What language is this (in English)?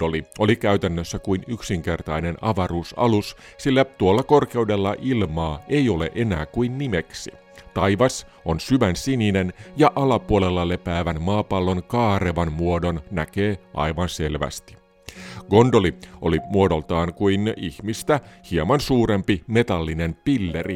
Finnish